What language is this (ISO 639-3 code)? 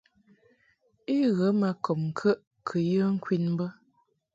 mhk